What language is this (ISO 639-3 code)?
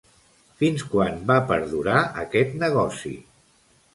cat